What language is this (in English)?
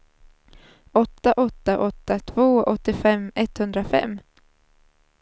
Swedish